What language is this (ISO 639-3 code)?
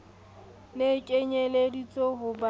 sot